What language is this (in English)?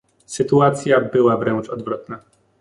Polish